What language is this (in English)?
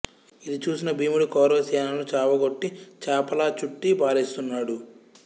Telugu